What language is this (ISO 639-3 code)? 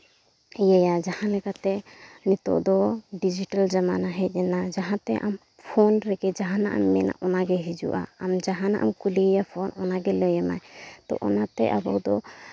sat